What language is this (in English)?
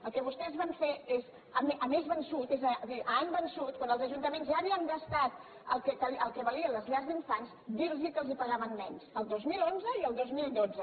Catalan